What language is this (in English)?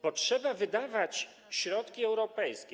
Polish